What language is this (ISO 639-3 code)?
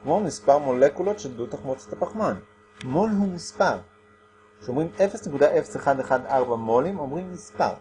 heb